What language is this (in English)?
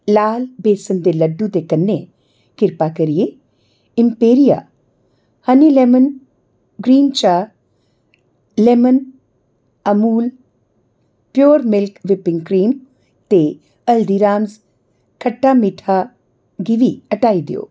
Dogri